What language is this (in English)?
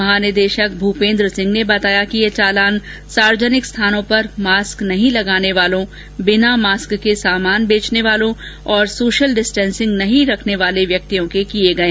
Hindi